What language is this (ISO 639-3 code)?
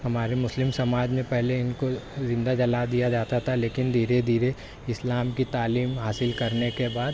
urd